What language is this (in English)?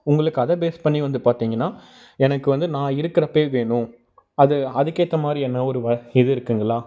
Tamil